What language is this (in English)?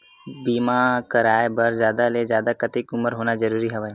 Chhattisgarhi